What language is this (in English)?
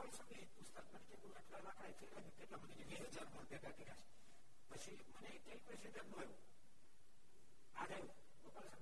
Gujarati